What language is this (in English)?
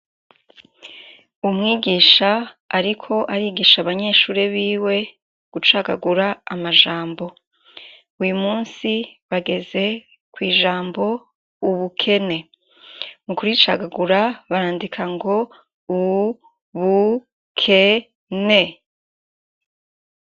Rundi